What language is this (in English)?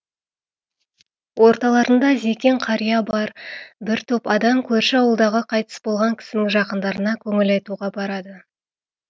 Kazakh